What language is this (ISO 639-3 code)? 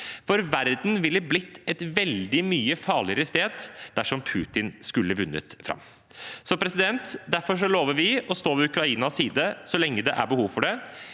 nor